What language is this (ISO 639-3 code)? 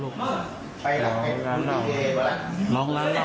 tha